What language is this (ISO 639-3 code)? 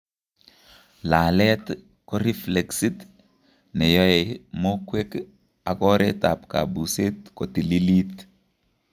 kln